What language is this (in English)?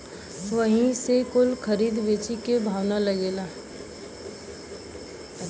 Bhojpuri